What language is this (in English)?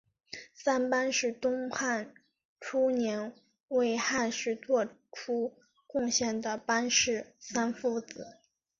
Chinese